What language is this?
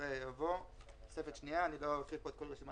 Hebrew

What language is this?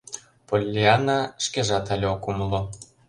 Mari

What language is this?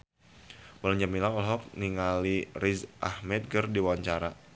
Sundanese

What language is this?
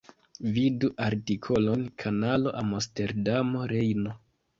Esperanto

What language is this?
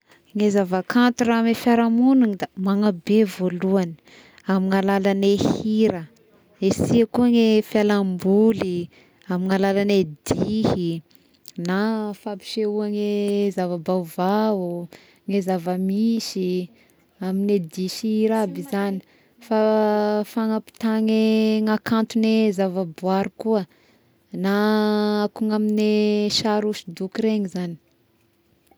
Tesaka Malagasy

